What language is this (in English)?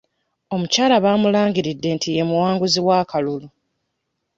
Ganda